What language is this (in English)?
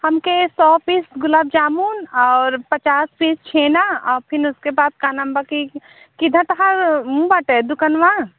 Hindi